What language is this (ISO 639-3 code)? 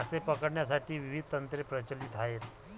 mar